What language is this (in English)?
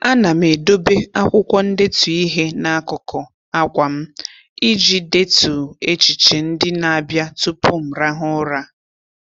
Igbo